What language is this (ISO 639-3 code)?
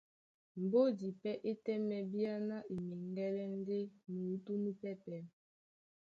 dua